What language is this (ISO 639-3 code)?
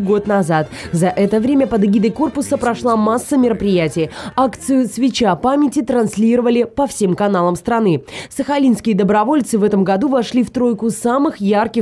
rus